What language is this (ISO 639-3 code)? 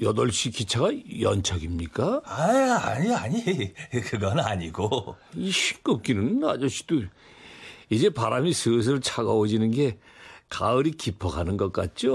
kor